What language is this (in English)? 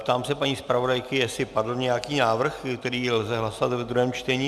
Czech